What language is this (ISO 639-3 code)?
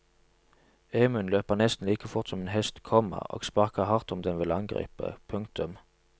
nor